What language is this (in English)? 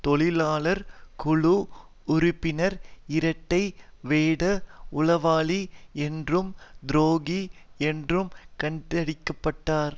Tamil